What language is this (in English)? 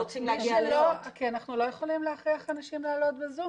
Hebrew